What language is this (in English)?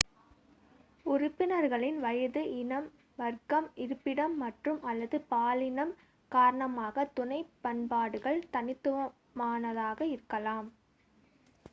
Tamil